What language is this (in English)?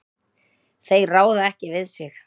Icelandic